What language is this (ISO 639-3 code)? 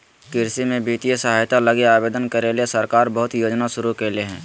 mag